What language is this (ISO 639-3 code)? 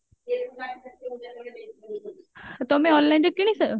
ori